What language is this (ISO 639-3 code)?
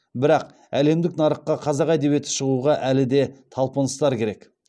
kaz